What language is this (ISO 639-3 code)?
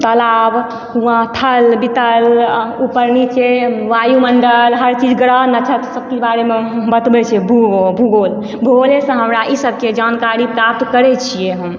mai